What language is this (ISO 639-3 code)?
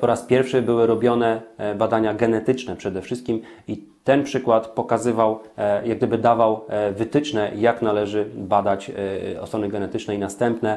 pol